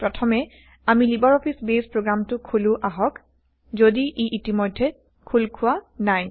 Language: Assamese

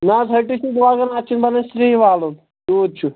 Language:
Kashmiri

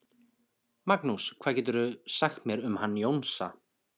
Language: Icelandic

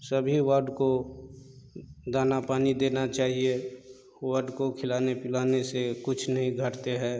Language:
Hindi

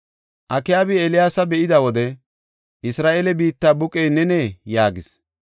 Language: Gofa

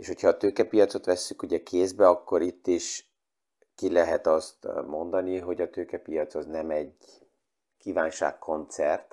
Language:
Hungarian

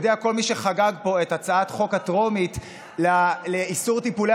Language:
Hebrew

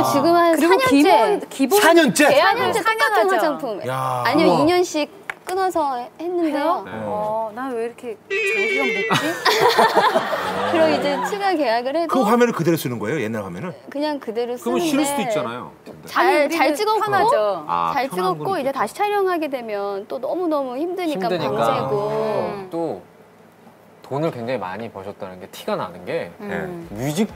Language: Korean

